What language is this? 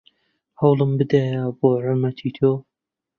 Central Kurdish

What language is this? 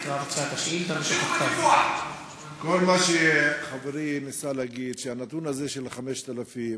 Hebrew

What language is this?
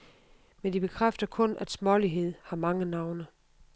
Danish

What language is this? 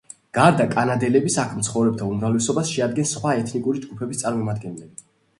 Georgian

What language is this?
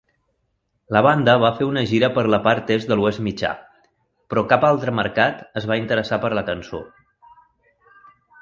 Catalan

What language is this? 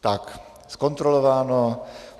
Czech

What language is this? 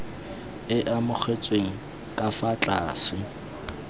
Tswana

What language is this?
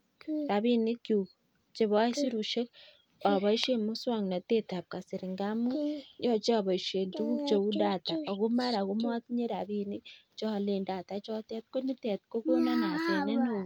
Kalenjin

